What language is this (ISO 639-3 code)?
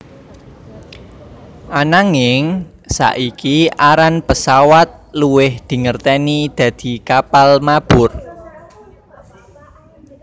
jav